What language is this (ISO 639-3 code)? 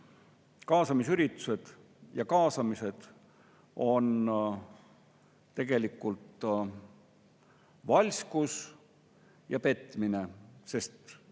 est